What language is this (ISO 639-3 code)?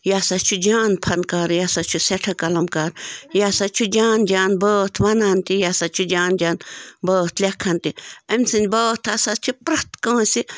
kas